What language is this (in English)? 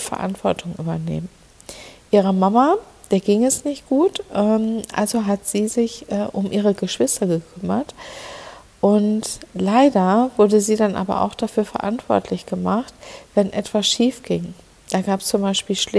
German